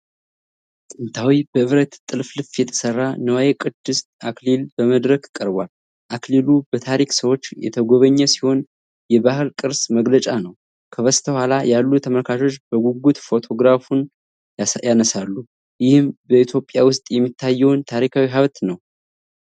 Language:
Amharic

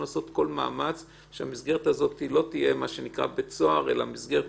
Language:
Hebrew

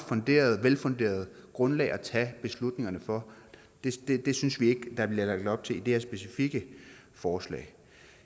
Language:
Danish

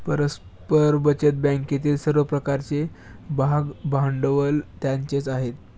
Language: Marathi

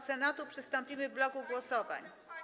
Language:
Polish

